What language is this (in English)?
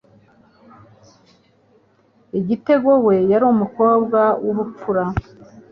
Kinyarwanda